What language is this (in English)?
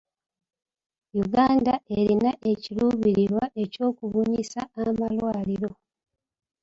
Ganda